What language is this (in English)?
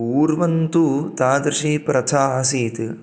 Sanskrit